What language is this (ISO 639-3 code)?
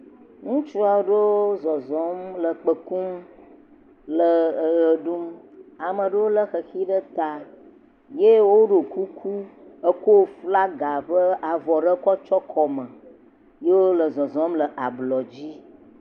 ewe